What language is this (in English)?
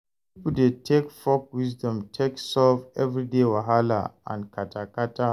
Nigerian Pidgin